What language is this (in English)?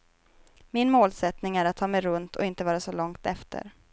Swedish